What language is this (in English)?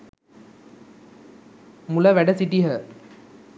Sinhala